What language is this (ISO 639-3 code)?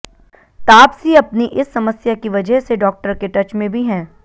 hin